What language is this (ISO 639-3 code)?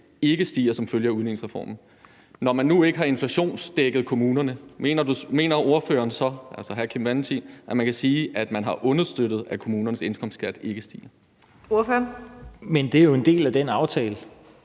dan